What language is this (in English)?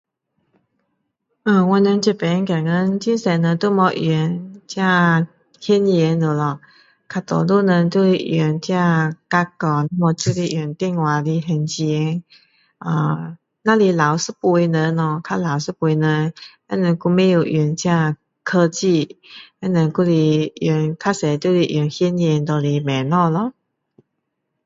Min Dong Chinese